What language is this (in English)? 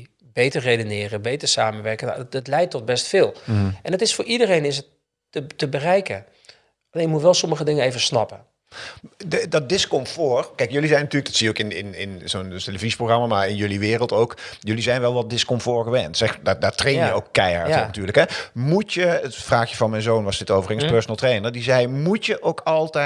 Dutch